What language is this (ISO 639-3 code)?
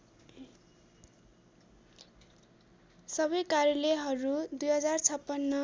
nep